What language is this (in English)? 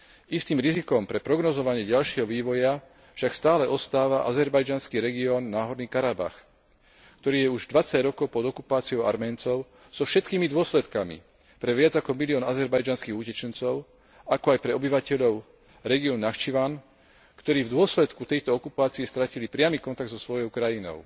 Slovak